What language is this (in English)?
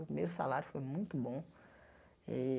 Portuguese